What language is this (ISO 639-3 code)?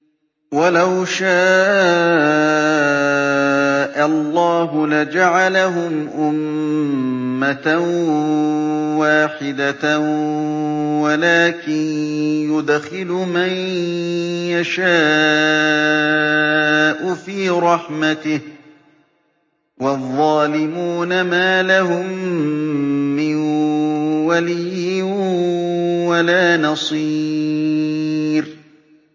ara